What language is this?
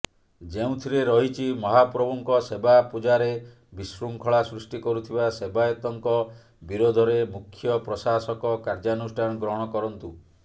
Odia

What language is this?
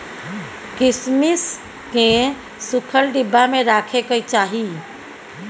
Maithili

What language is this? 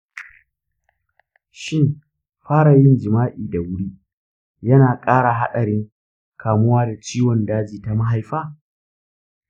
Hausa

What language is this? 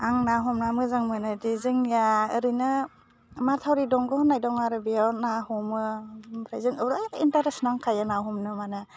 Bodo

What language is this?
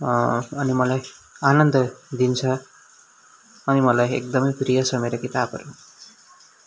Nepali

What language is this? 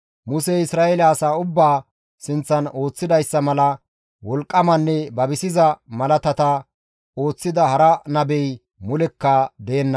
Gamo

